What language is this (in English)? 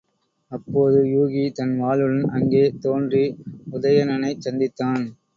Tamil